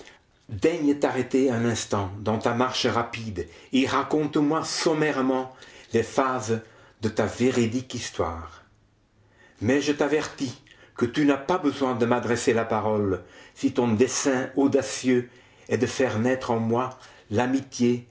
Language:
French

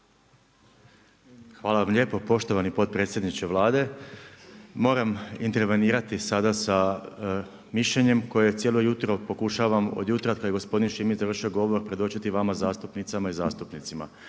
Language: Croatian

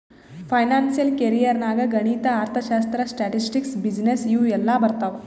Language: Kannada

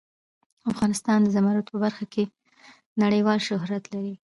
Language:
Pashto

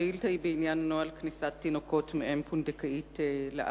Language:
Hebrew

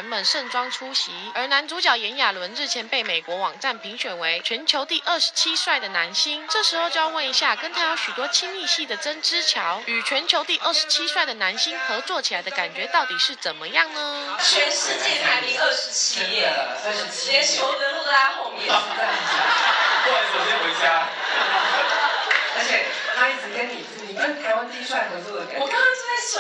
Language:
Chinese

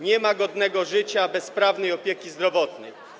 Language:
Polish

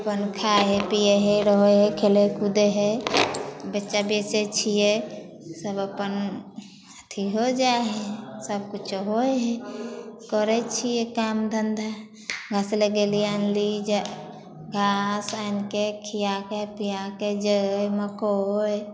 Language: Maithili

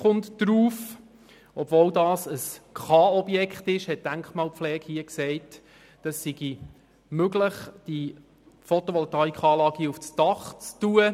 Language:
Swiss German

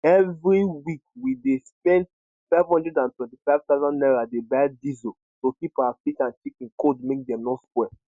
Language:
Nigerian Pidgin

